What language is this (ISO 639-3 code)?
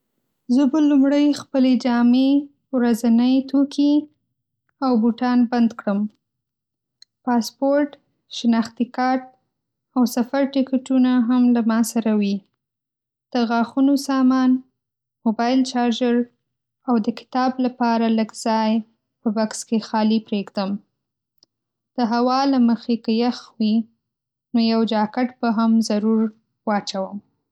pus